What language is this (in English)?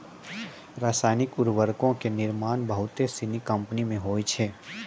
Maithili